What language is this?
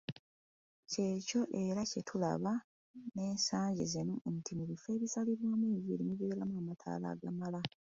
Ganda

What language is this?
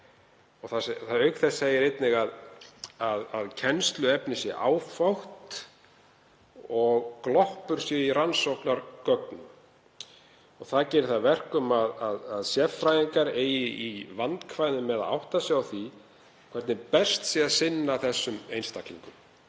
Icelandic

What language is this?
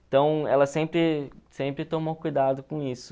Portuguese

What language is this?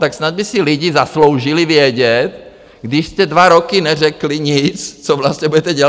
Czech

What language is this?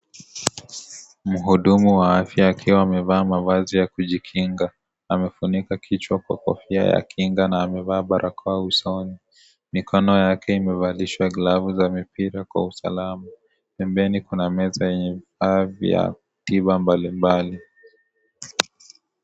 Swahili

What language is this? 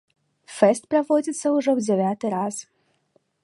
Belarusian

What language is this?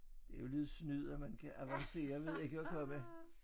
Danish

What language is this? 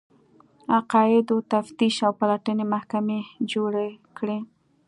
Pashto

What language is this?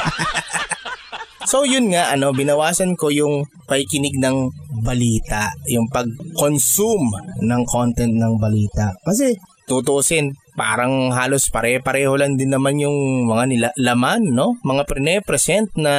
Filipino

